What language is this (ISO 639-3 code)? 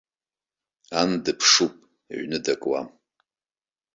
abk